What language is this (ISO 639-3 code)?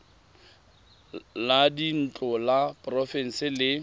tsn